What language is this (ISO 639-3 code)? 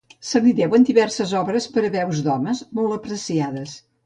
cat